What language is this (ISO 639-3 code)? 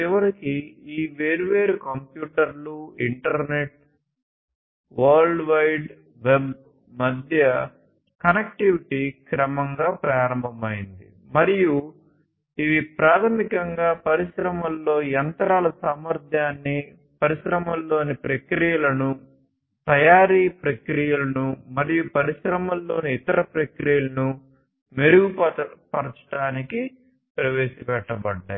tel